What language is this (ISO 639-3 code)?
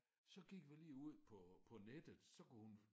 dan